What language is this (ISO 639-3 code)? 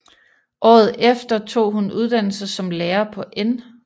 dan